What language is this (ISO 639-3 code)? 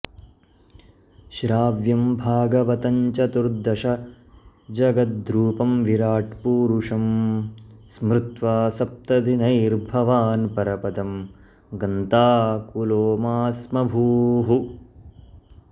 san